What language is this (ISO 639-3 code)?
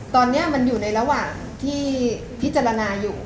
tha